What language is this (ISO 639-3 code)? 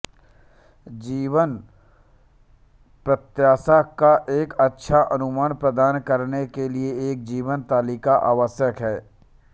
hin